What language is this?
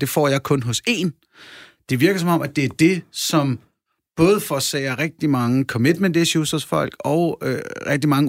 Danish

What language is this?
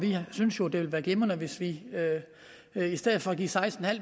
Danish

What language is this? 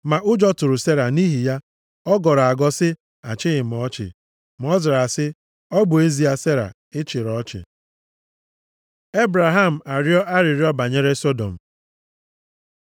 Igbo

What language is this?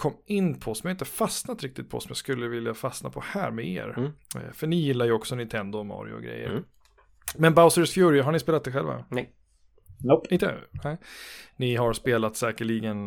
Swedish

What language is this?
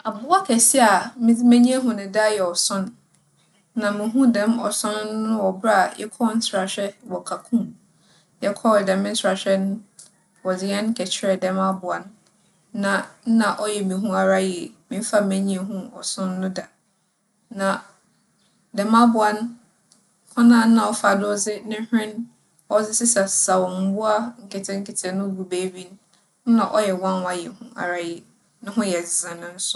Akan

